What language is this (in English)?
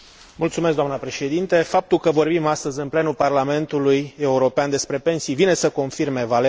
Romanian